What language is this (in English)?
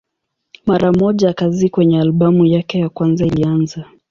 Swahili